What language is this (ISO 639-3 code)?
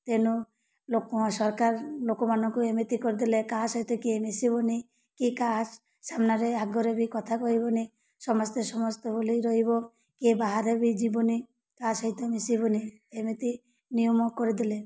ori